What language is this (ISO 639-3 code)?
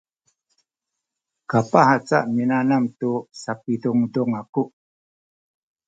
szy